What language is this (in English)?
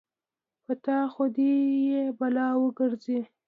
Pashto